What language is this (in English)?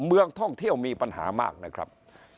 Thai